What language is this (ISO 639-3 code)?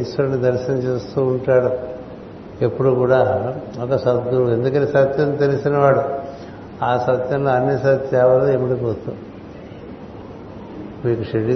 tel